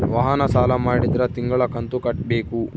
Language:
Kannada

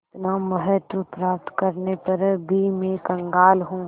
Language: Hindi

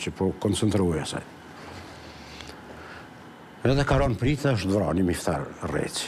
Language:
Romanian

